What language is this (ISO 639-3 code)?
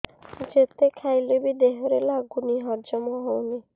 ori